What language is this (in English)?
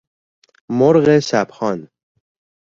Persian